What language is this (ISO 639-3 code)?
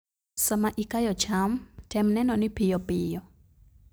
luo